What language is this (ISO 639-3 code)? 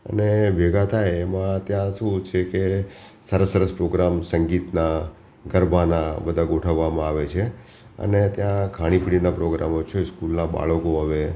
guj